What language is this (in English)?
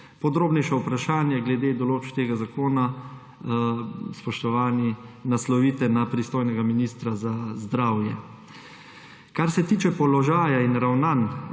Slovenian